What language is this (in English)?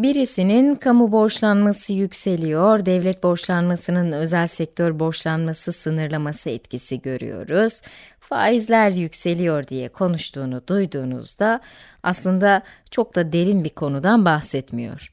Turkish